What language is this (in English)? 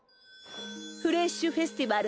Japanese